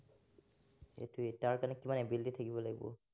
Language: Assamese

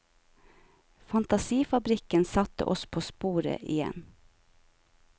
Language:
Norwegian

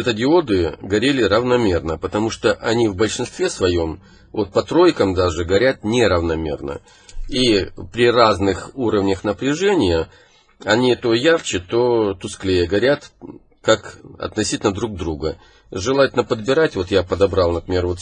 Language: Russian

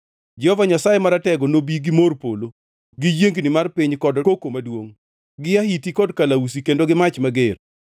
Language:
Luo (Kenya and Tanzania)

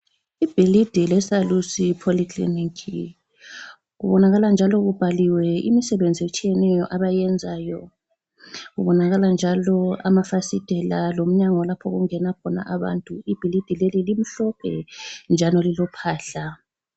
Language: North Ndebele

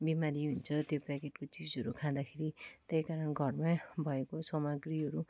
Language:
Nepali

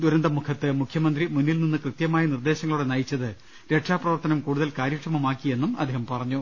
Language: Malayalam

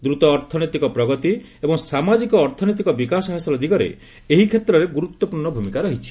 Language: Odia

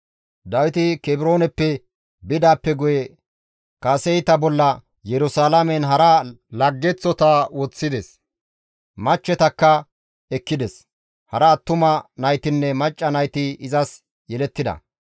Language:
Gamo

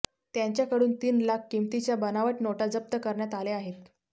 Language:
Marathi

